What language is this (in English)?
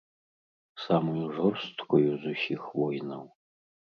Belarusian